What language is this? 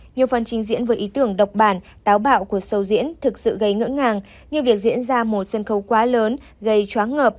Vietnamese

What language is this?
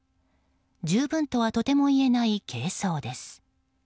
Japanese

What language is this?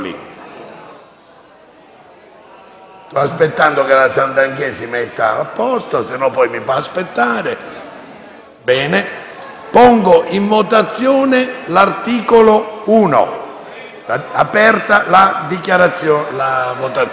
Italian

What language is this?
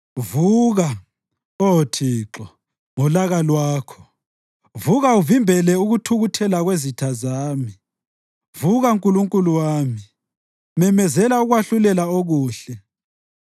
North Ndebele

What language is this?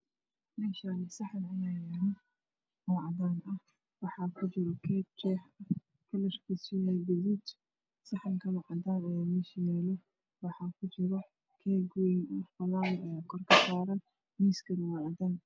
Somali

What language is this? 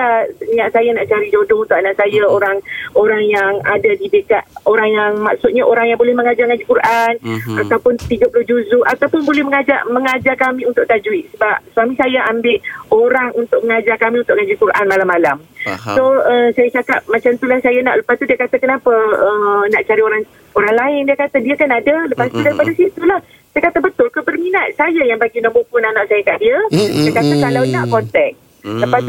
Malay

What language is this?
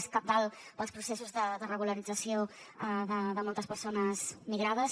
Catalan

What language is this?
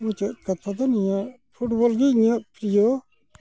Santali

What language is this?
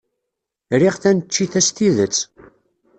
Kabyle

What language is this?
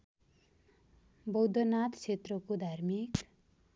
Nepali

